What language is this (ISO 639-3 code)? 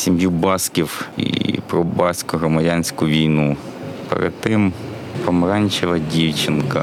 ukr